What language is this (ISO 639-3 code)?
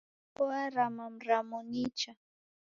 dav